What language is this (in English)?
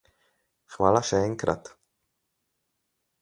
Slovenian